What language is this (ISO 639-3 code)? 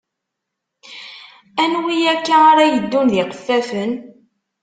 kab